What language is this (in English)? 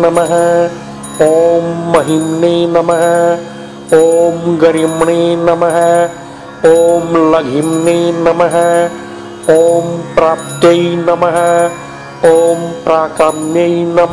Vietnamese